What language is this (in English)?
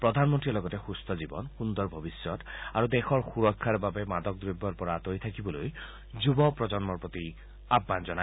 Assamese